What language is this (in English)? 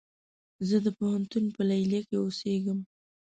Pashto